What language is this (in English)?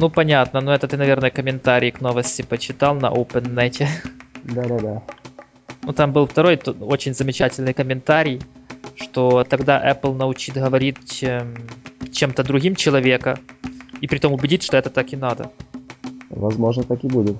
Russian